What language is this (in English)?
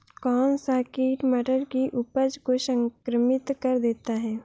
Hindi